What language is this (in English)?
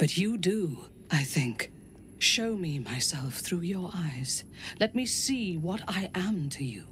English